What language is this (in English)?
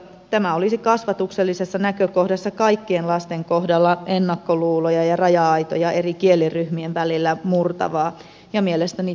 Finnish